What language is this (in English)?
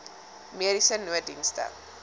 Afrikaans